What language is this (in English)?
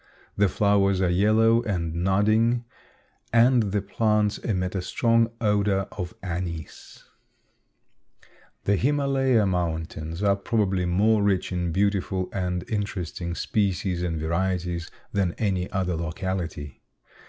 English